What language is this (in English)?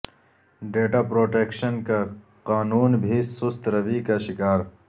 Urdu